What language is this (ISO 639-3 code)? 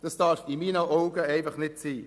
gsw